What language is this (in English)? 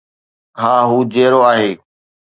Sindhi